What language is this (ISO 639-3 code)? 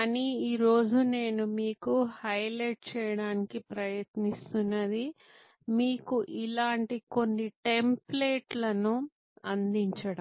tel